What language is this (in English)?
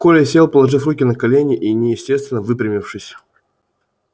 Russian